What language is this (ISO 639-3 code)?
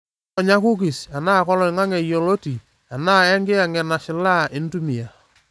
mas